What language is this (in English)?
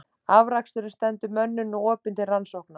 Icelandic